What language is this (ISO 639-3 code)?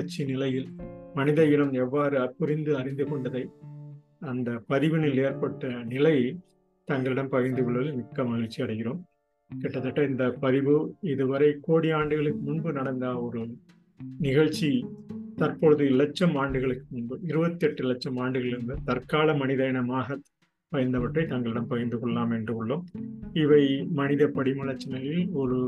tam